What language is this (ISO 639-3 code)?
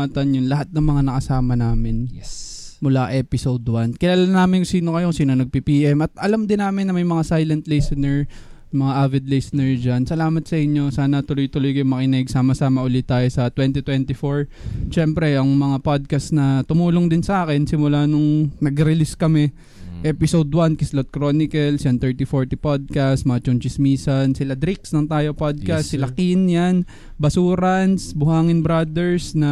fil